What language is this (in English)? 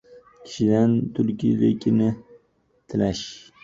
Uzbek